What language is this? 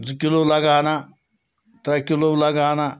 Kashmiri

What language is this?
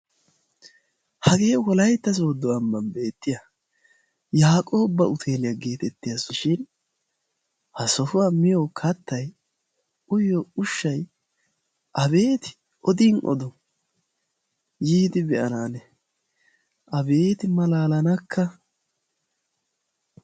Wolaytta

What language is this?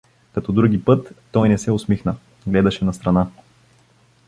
Bulgarian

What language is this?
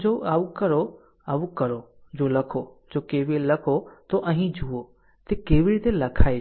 Gujarati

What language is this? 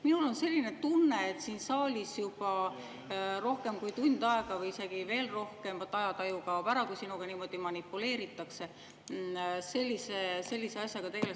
Estonian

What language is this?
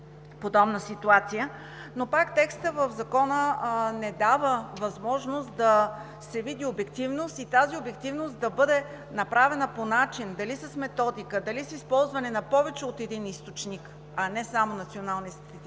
Bulgarian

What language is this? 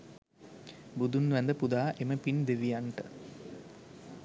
Sinhala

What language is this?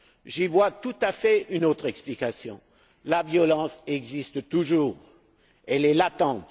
French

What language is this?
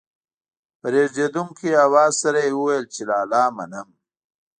Pashto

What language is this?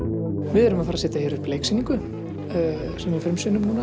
Icelandic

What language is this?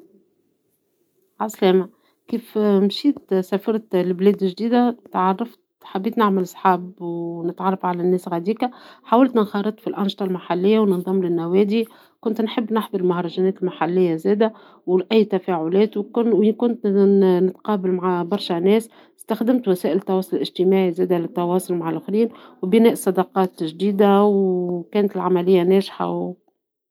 Tunisian Arabic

